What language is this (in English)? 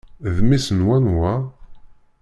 Kabyle